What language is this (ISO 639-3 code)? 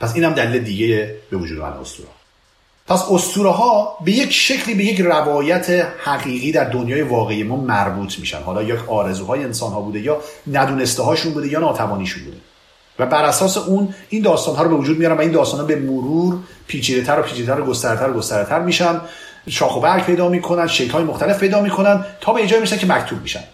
fas